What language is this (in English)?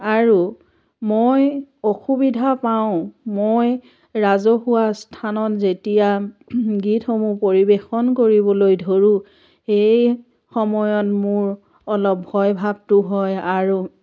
Assamese